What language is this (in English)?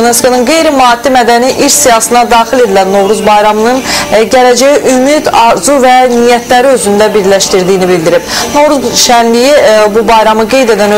Dutch